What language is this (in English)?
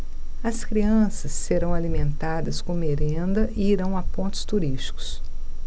Portuguese